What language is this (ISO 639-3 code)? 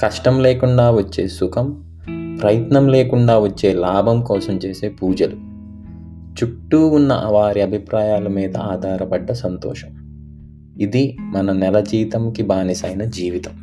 tel